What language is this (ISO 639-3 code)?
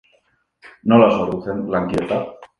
eus